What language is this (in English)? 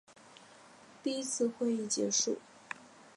Chinese